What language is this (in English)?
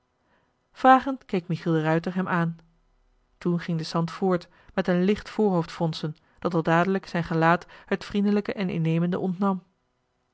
Dutch